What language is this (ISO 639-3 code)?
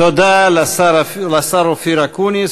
heb